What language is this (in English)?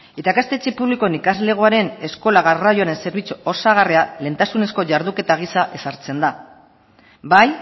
Basque